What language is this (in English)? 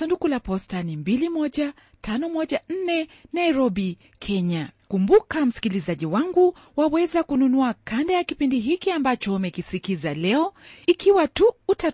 Swahili